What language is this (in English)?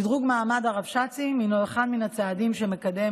Hebrew